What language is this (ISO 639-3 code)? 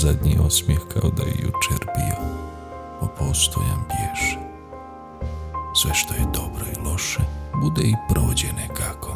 hrv